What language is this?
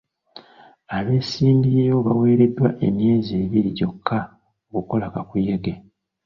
Ganda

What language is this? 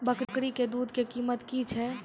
Maithili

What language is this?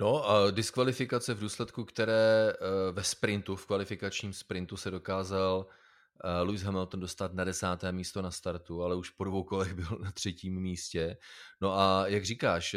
Czech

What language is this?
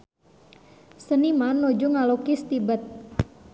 Sundanese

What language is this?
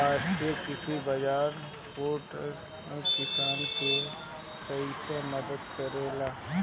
Bhojpuri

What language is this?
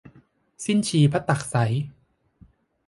Thai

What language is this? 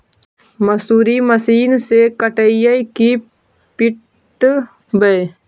Magahi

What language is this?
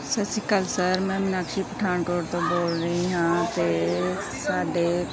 Punjabi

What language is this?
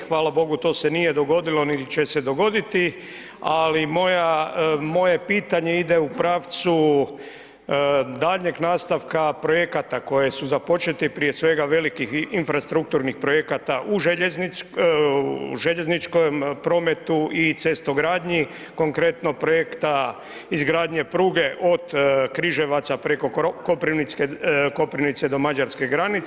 Croatian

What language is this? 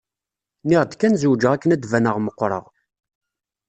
Kabyle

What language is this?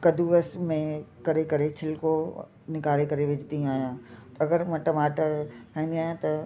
Sindhi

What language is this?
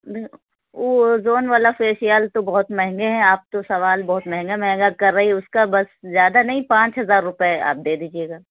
Urdu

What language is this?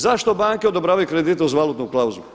Croatian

